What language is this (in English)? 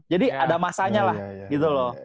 Indonesian